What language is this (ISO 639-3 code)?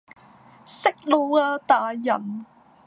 yue